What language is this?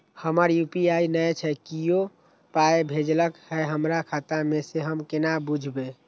Maithili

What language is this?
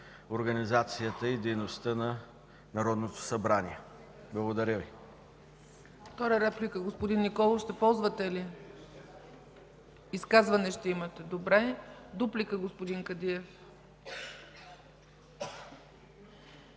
Bulgarian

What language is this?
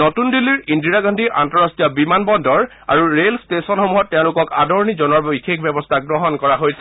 Assamese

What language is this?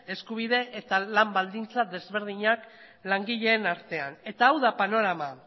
Basque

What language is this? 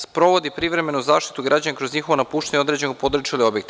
Serbian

